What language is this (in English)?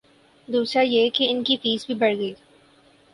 Urdu